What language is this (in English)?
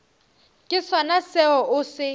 Northern Sotho